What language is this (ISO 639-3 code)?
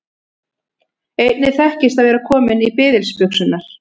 isl